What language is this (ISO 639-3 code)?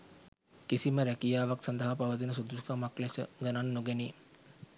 sin